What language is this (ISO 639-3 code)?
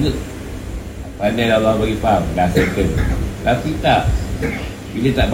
msa